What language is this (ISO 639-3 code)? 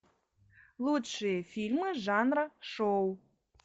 rus